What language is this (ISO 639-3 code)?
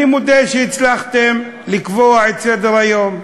heb